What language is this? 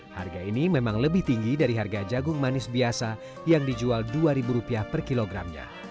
Indonesian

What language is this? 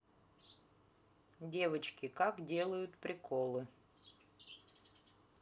Russian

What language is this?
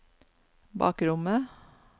Norwegian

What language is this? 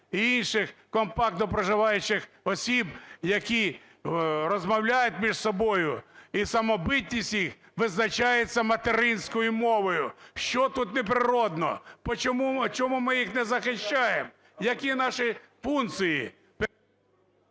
Ukrainian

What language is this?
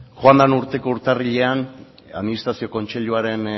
Basque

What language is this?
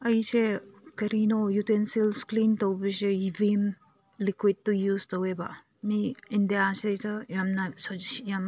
Manipuri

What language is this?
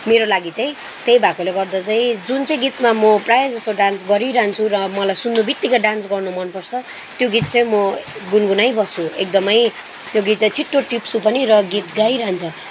Nepali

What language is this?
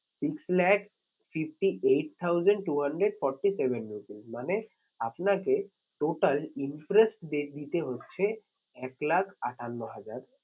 Bangla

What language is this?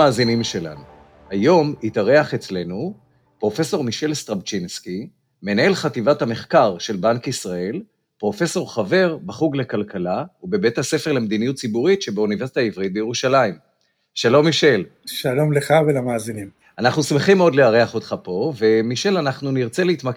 Hebrew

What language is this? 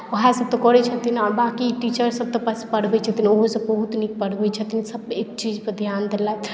Maithili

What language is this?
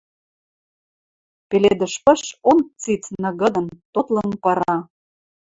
Western Mari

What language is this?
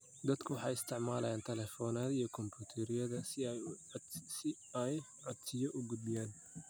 Somali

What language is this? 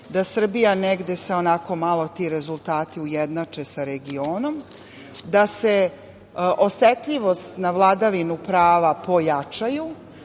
Serbian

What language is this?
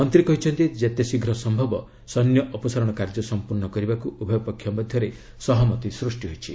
Odia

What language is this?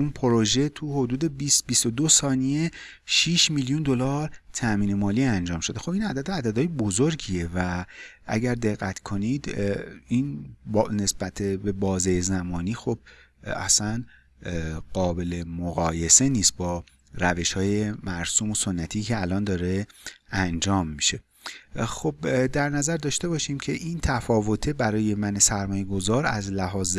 Persian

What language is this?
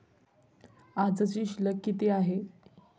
Marathi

